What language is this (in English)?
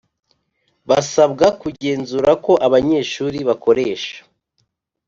Kinyarwanda